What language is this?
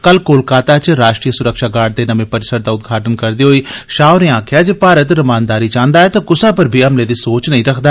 Dogri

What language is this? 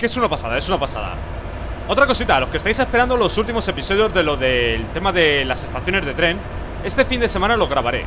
Spanish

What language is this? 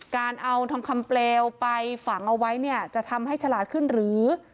Thai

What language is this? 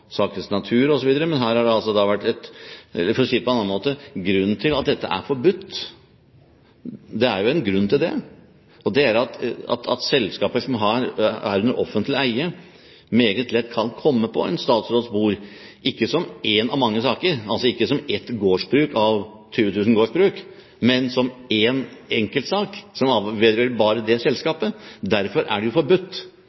Norwegian Bokmål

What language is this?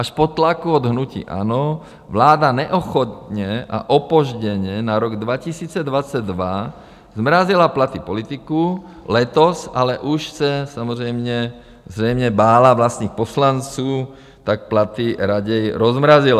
Czech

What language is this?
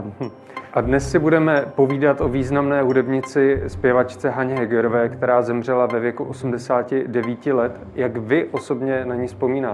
Czech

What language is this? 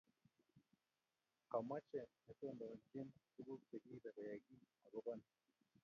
Kalenjin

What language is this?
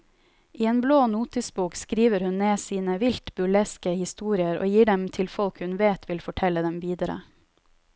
Norwegian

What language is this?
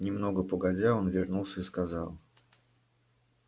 Russian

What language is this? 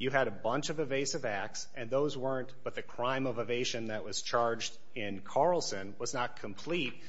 English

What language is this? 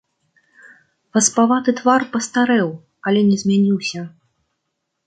Belarusian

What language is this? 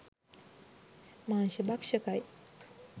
Sinhala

